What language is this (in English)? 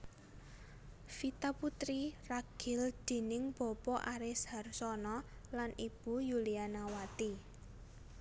Javanese